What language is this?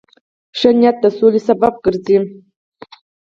Pashto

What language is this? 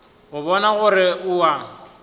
Northern Sotho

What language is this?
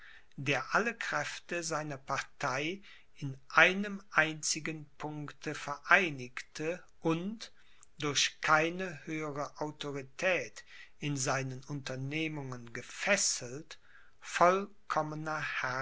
German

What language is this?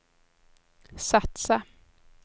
Swedish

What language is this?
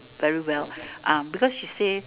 English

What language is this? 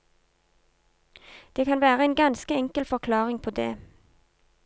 Norwegian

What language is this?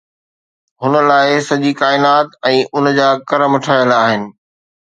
Sindhi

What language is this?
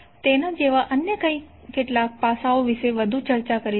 Gujarati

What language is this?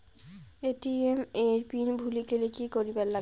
Bangla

